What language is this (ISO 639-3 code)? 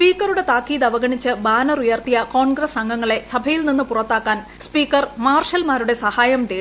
mal